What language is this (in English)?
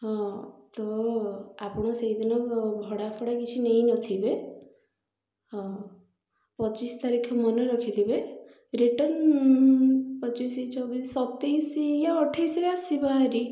Odia